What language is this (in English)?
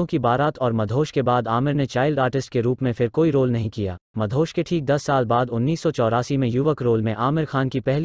Hindi